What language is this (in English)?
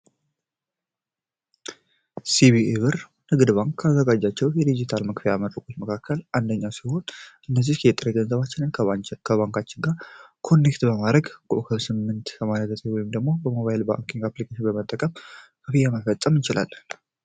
Amharic